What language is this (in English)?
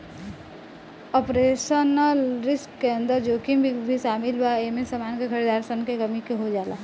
Bhojpuri